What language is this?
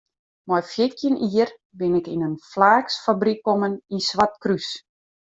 Western Frisian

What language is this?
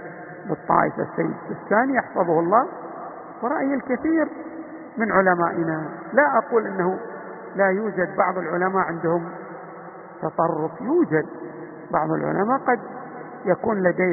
Arabic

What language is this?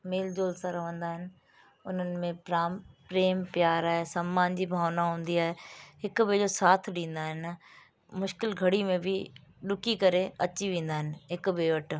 Sindhi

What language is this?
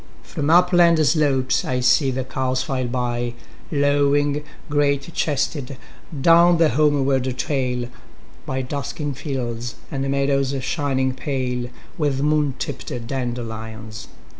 English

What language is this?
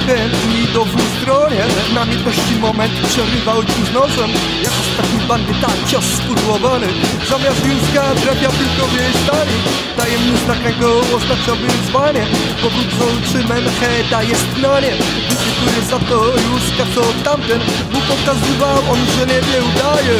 Polish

